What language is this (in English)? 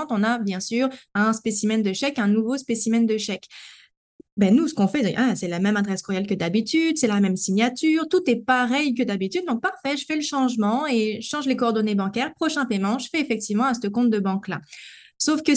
French